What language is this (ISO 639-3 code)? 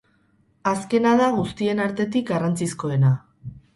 eus